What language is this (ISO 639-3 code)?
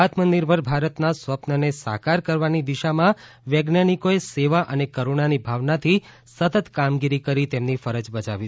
guj